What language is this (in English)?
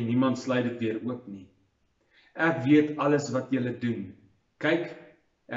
Dutch